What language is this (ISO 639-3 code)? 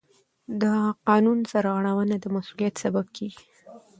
pus